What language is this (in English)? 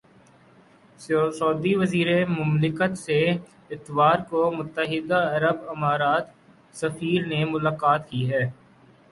Urdu